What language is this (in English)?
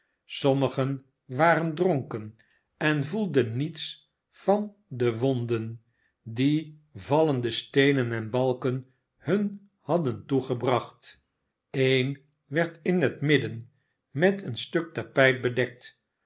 Dutch